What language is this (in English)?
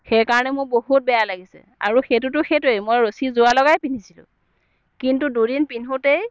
Assamese